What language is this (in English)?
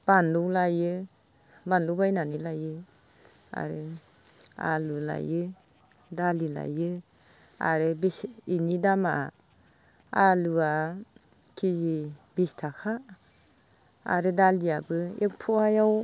Bodo